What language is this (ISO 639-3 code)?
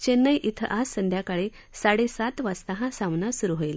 mar